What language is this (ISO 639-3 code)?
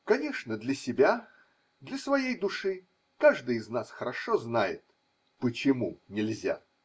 rus